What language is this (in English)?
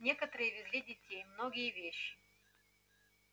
Russian